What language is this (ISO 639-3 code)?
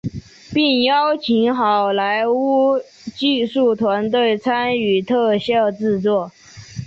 zho